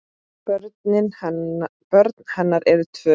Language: Icelandic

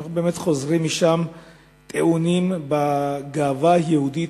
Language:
Hebrew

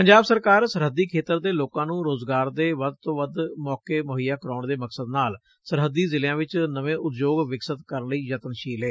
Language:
Punjabi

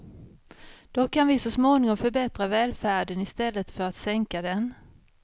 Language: Swedish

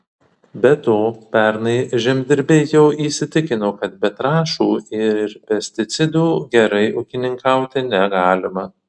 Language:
Lithuanian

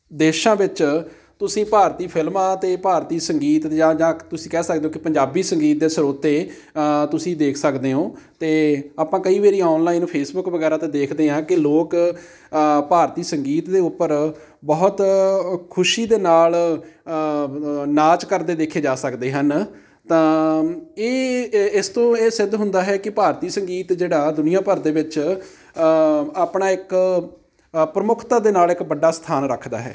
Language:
Punjabi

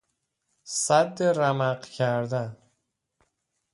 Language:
Persian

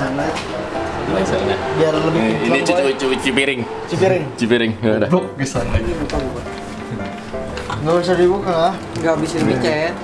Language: Indonesian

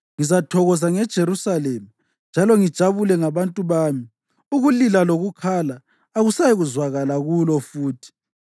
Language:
North Ndebele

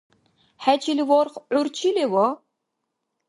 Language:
Dargwa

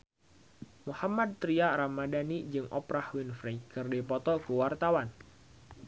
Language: Sundanese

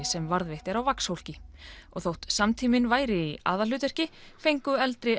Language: Icelandic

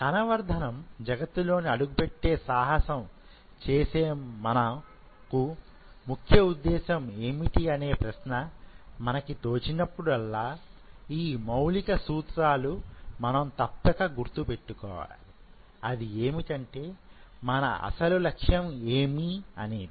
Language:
Telugu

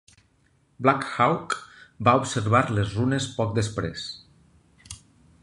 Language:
Catalan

